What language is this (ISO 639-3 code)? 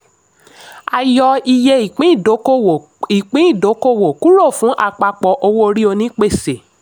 yor